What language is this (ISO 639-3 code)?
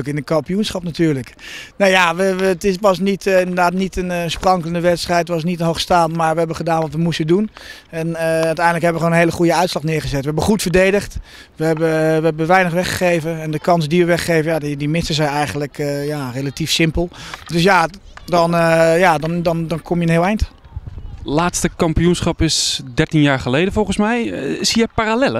nld